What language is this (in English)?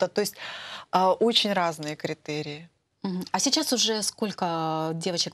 Russian